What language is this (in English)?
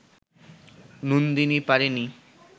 Bangla